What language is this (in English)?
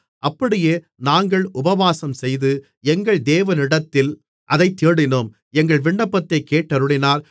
Tamil